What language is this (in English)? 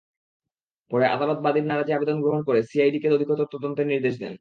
Bangla